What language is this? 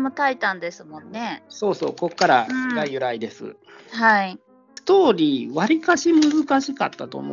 Japanese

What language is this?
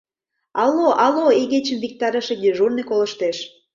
Mari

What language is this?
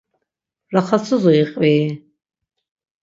Laz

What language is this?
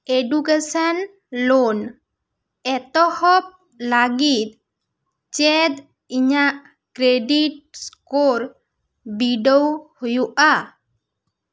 Santali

